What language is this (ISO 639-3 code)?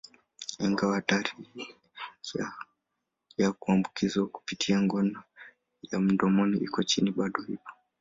swa